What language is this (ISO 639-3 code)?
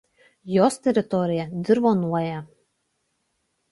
lit